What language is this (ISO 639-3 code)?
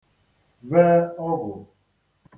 ibo